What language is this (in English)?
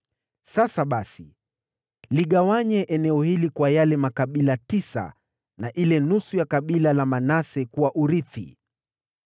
Swahili